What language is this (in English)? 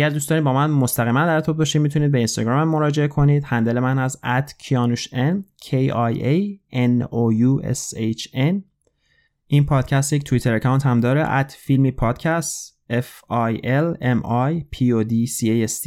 Persian